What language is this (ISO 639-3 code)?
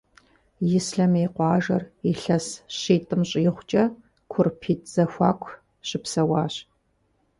kbd